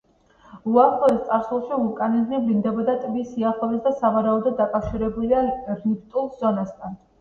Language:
Georgian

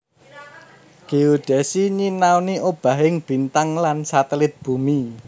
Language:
Javanese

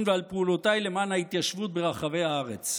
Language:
Hebrew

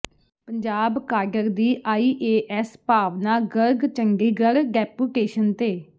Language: Punjabi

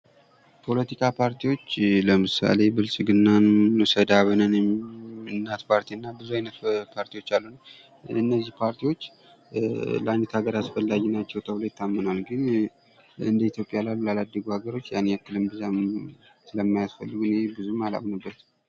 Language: Amharic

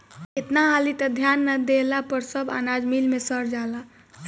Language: Bhojpuri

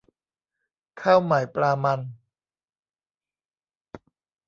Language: Thai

